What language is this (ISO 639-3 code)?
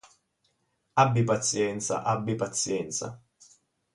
ita